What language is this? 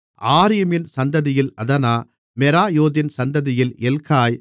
Tamil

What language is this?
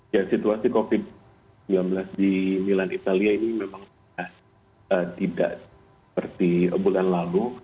Indonesian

